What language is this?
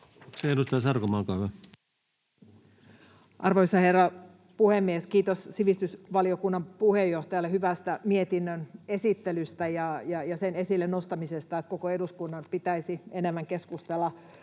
Finnish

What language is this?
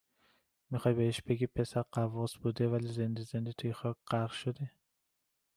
Persian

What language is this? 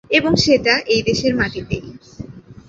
Bangla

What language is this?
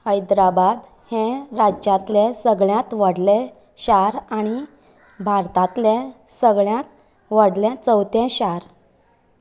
Konkani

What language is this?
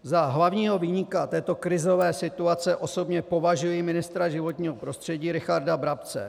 Czech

